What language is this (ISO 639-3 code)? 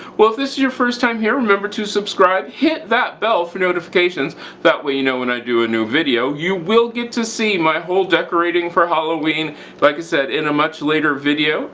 eng